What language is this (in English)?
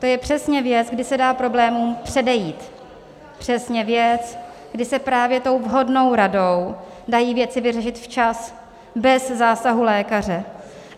Czech